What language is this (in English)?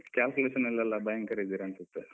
Kannada